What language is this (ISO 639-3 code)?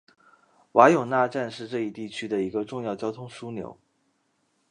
zho